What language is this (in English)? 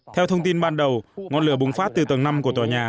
Vietnamese